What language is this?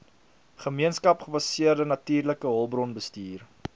Afrikaans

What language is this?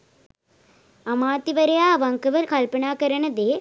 Sinhala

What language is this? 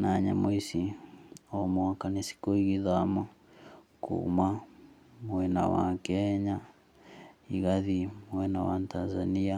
Kikuyu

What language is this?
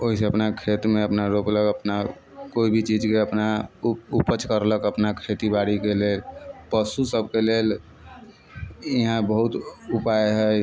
Maithili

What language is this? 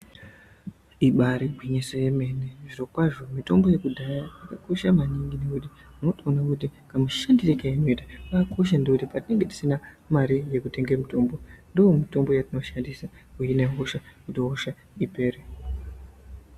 Ndau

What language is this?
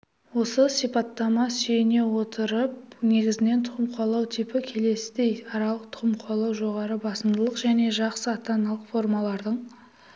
Kazakh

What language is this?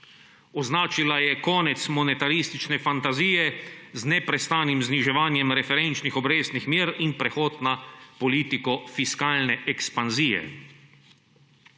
Slovenian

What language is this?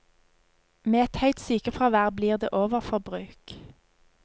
Norwegian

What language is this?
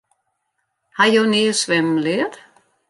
Western Frisian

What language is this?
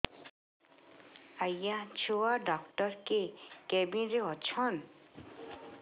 Odia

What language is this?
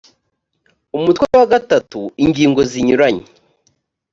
Kinyarwanda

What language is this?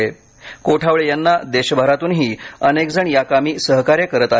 Marathi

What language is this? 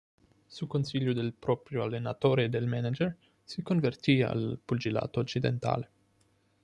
Italian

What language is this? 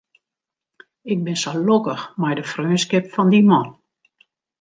Western Frisian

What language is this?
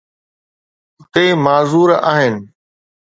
Sindhi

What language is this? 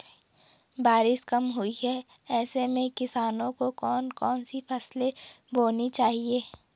Hindi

